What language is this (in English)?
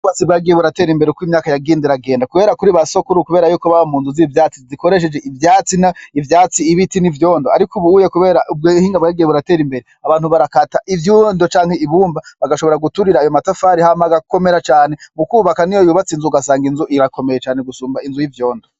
Rundi